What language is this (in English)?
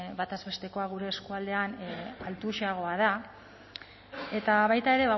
Basque